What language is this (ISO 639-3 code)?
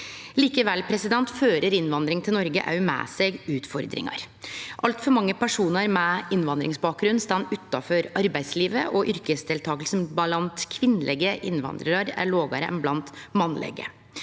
nor